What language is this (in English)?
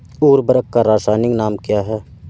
Hindi